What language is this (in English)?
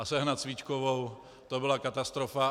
Czech